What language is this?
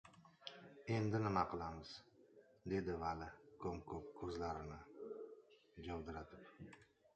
Uzbek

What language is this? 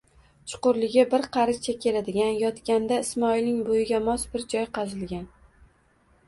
Uzbek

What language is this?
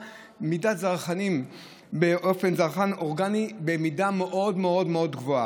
Hebrew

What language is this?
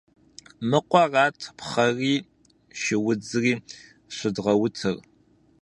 Kabardian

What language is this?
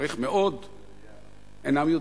Hebrew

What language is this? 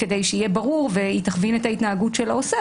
Hebrew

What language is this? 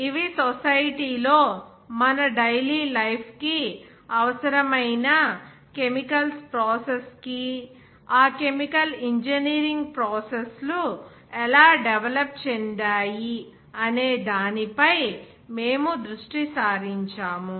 Telugu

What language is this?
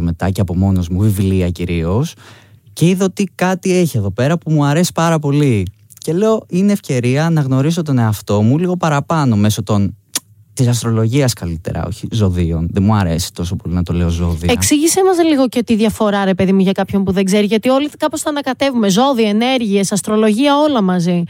Greek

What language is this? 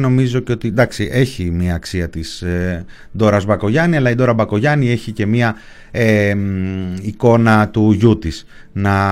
Greek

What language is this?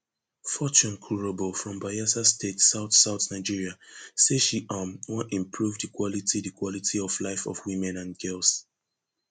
Nigerian Pidgin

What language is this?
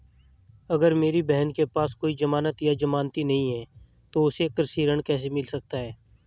Hindi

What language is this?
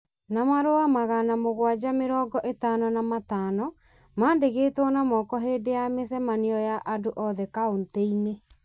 Kikuyu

